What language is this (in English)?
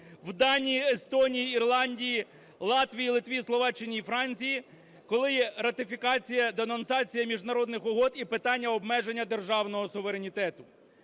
Ukrainian